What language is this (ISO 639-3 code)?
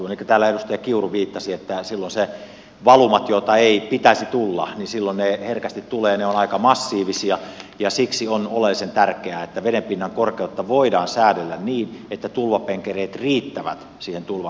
fin